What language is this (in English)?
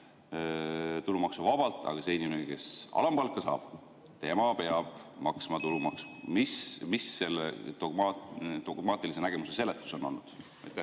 Estonian